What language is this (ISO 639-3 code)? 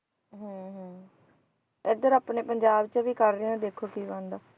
pan